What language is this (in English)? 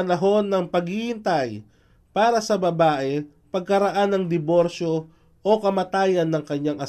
Filipino